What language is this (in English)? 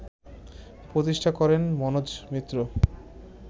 Bangla